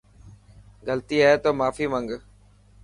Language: Dhatki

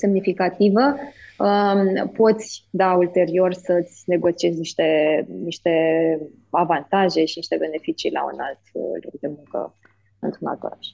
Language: Romanian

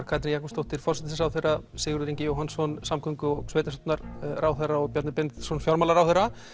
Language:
Icelandic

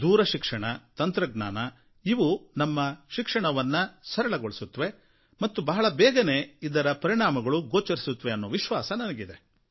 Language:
Kannada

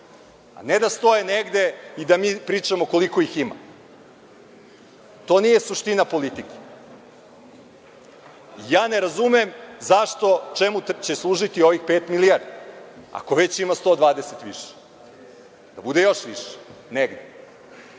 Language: Serbian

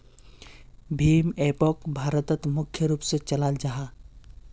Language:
Magahi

